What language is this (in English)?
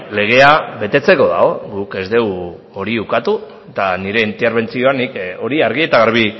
Basque